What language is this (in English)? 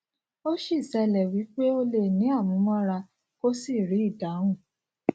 Yoruba